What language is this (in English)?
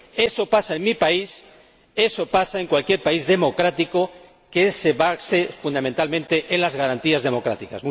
Spanish